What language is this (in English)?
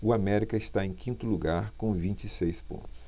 Portuguese